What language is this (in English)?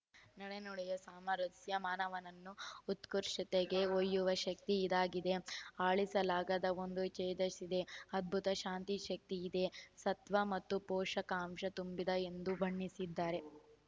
Kannada